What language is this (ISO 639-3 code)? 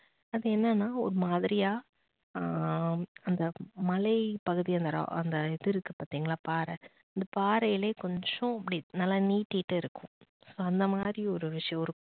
tam